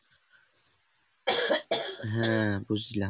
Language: Bangla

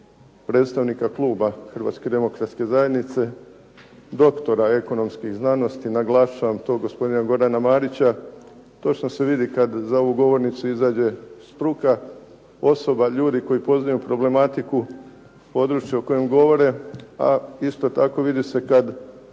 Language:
Croatian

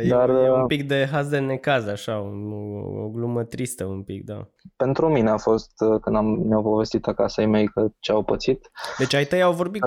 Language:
Romanian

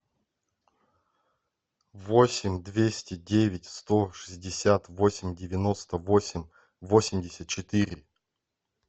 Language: Russian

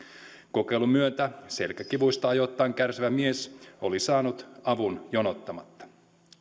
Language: Finnish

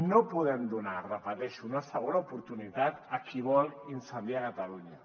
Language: Catalan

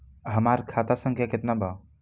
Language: Bhojpuri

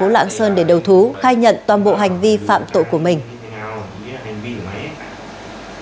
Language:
Vietnamese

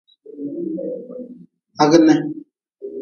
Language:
Nawdm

